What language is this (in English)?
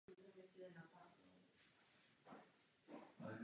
Czech